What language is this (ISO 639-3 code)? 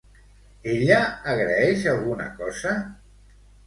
cat